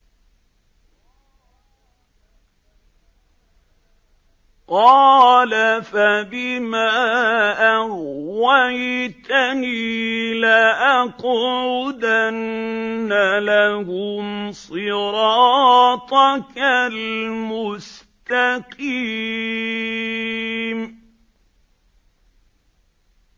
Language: Arabic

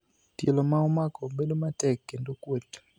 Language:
Luo (Kenya and Tanzania)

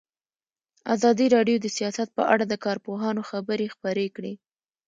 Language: Pashto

